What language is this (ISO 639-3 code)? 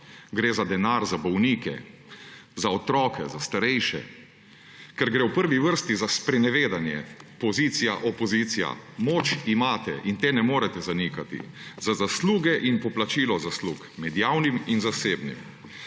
slv